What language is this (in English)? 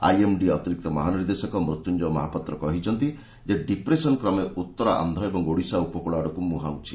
Odia